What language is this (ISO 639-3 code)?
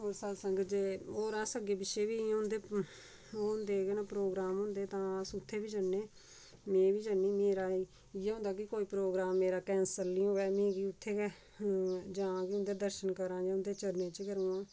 doi